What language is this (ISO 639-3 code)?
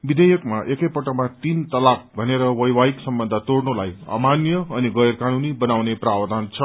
nep